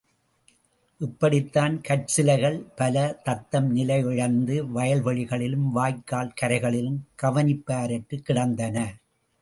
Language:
Tamil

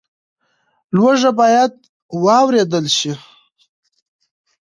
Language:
Pashto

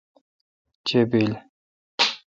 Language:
Kalkoti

